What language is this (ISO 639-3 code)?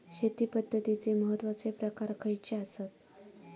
mar